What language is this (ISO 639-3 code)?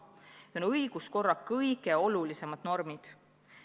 est